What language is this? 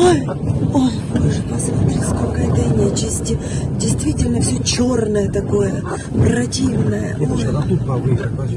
Russian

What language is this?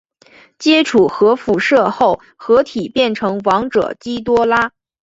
Chinese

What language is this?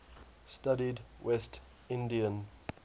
English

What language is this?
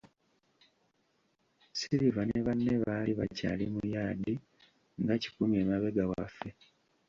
Ganda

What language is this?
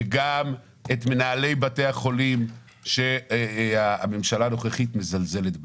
Hebrew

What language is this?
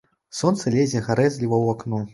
Belarusian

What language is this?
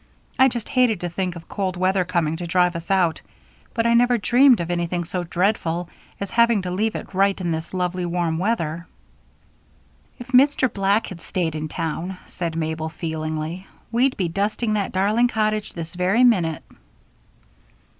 English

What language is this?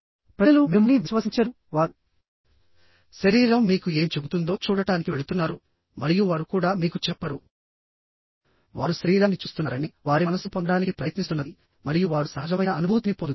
Telugu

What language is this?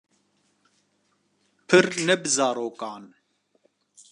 Kurdish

